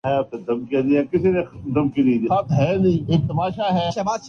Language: Urdu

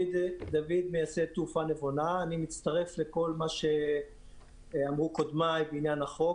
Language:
Hebrew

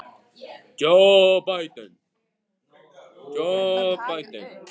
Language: Icelandic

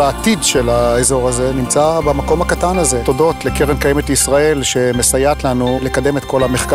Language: Hebrew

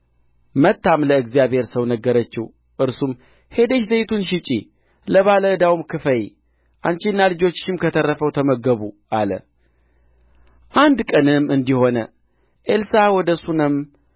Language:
Amharic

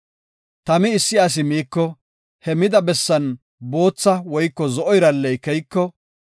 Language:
Gofa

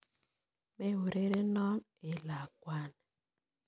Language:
Kalenjin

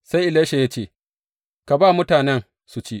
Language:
Hausa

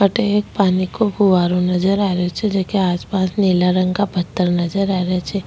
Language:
Rajasthani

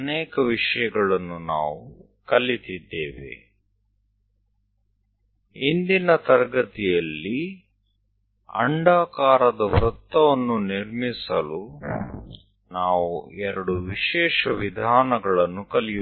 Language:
Gujarati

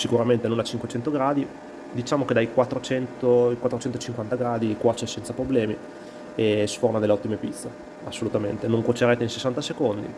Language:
Italian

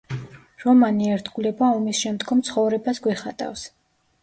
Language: Georgian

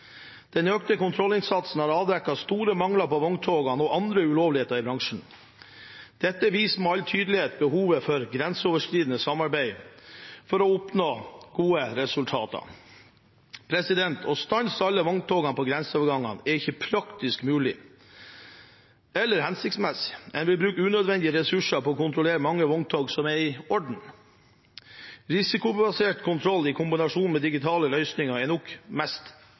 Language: Norwegian Bokmål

